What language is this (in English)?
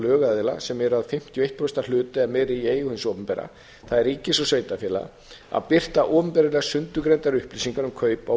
Icelandic